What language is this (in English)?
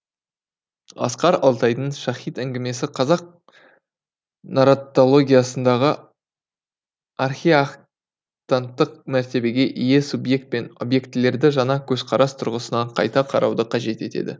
Kazakh